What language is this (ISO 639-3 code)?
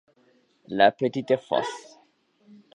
spa